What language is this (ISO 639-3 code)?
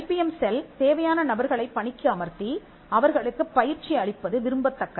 tam